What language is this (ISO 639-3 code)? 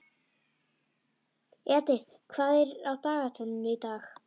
isl